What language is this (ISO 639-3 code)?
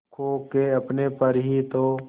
hin